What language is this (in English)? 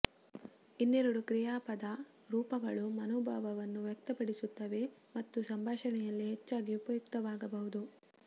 Kannada